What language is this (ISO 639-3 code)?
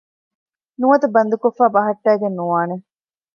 div